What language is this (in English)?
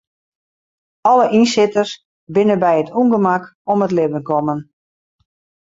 Western Frisian